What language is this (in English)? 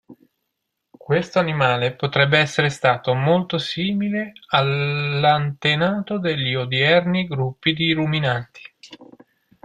Italian